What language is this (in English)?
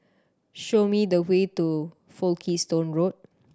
English